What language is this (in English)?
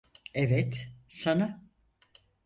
Turkish